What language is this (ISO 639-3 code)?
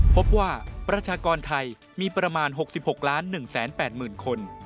tha